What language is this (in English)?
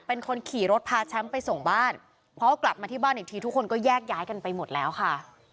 Thai